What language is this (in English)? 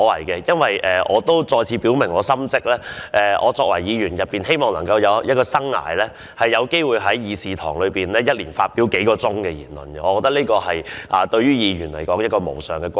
Cantonese